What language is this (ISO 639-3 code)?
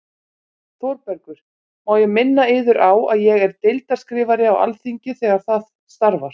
isl